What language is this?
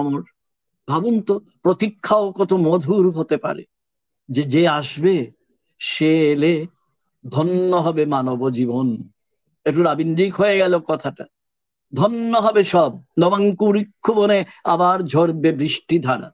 Bangla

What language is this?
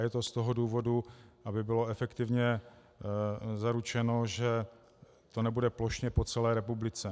Czech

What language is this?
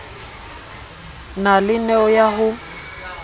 Southern Sotho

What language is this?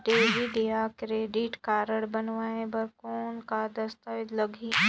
Chhattisgarhi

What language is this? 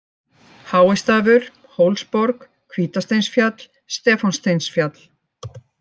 Icelandic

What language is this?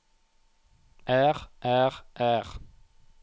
Norwegian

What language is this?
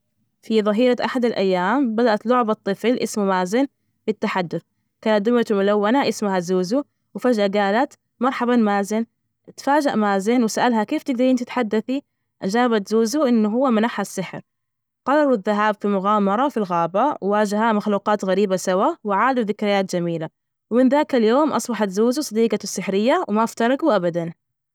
Najdi Arabic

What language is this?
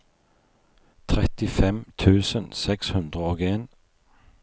Norwegian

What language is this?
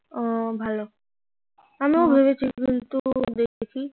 Bangla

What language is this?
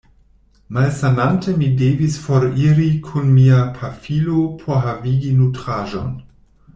Esperanto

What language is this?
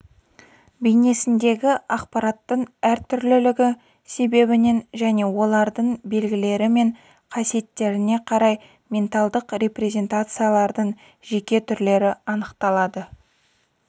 Kazakh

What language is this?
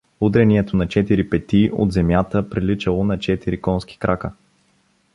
Bulgarian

